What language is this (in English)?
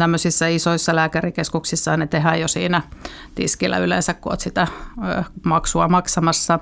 Finnish